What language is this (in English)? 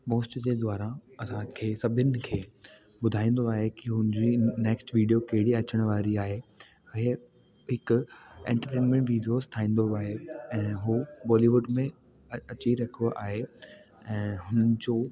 Sindhi